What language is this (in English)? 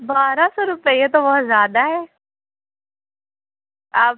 Urdu